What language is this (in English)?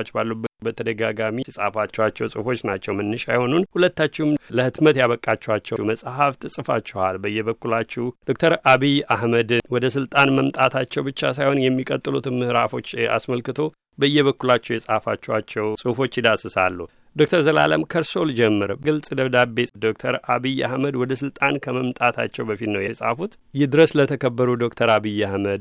Amharic